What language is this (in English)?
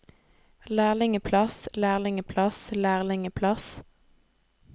Norwegian